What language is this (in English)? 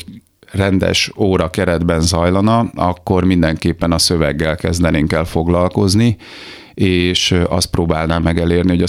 Hungarian